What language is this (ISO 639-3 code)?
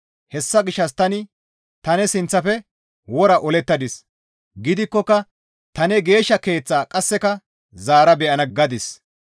gmv